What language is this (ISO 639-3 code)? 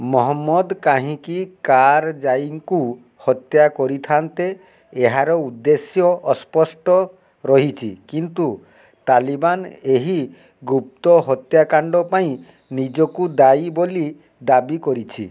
ori